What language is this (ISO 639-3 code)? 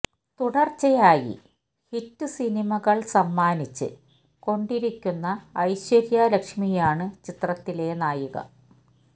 mal